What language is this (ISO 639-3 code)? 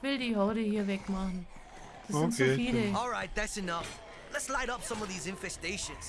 deu